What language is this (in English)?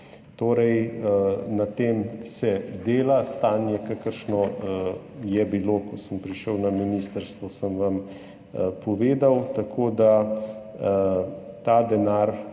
Slovenian